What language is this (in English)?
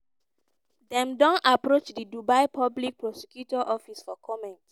Nigerian Pidgin